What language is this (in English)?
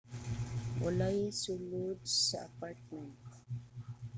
Cebuano